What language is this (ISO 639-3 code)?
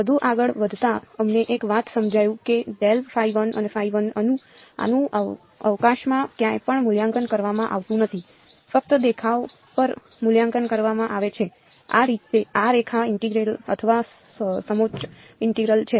guj